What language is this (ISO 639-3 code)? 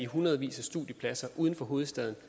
dan